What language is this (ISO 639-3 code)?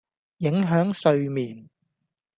yue